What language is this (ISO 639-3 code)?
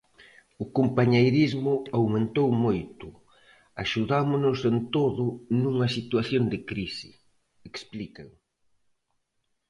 glg